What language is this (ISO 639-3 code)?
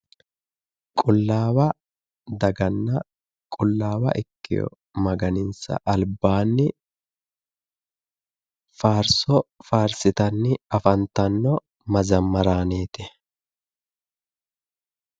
sid